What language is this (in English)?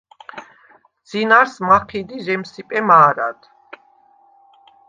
Svan